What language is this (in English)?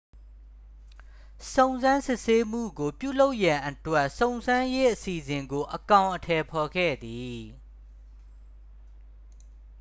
Burmese